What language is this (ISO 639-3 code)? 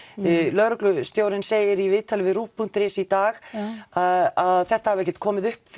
isl